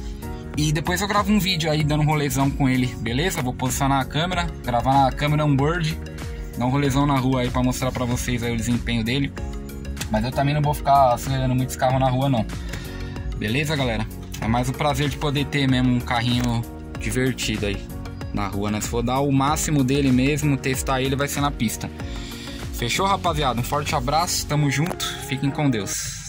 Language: Portuguese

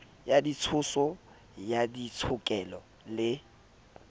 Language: Southern Sotho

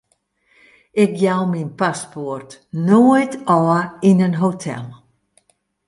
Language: Western Frisian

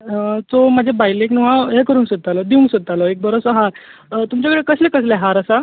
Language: Konkani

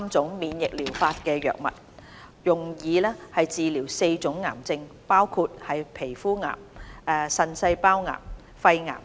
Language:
Cantonese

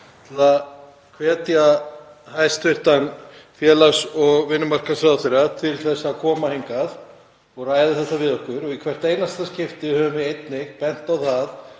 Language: Icelandic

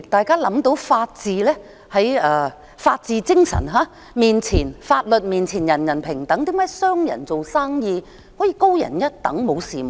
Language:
Cantonese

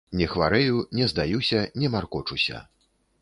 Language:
Belarusian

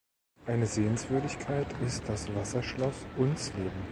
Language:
German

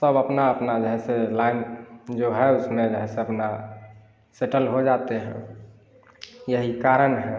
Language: Hindi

